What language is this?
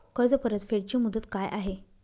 Marathi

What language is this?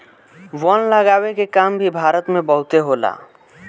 Bhojpuri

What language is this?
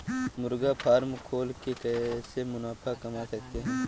Hindi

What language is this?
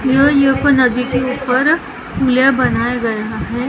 Hindi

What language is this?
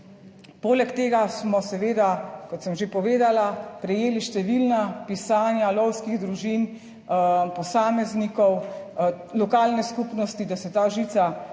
Slovenian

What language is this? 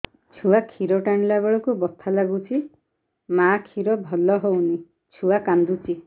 Odia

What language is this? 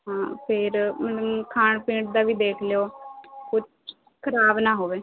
Punjabi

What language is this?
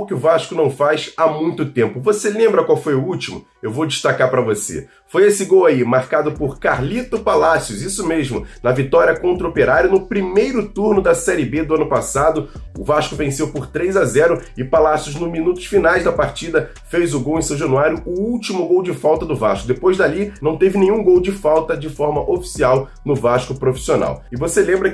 Portuguese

